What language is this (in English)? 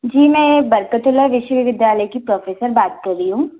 Hindi